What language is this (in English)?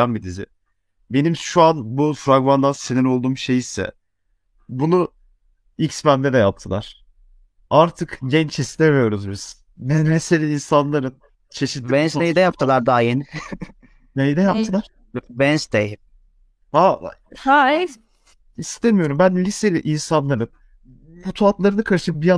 Turkish